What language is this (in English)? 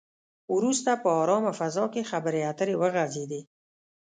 Pashto